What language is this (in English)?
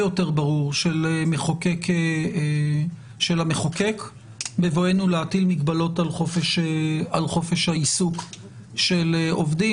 Hebrew